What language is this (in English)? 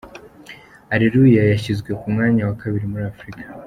Kinyarwanda